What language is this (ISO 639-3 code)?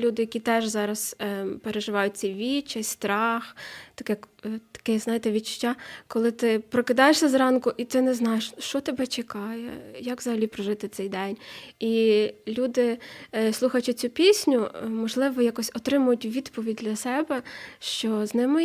ukr